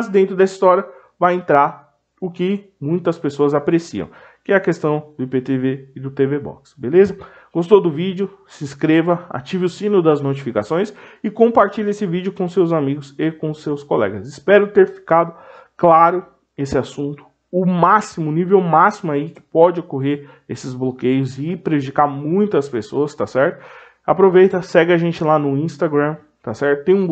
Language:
Portuguese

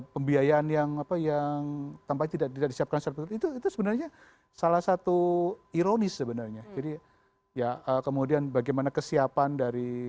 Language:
Indonesian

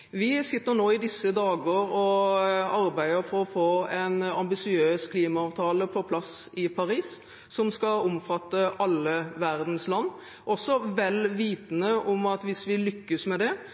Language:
Norwegian Bokmål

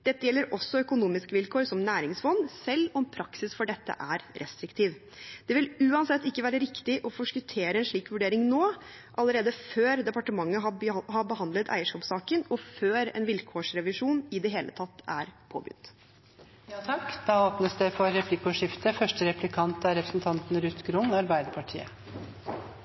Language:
Norwegian Bokmål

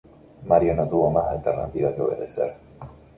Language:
Spanish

